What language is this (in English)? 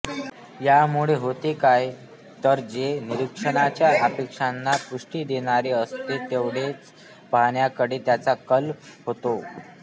Marathi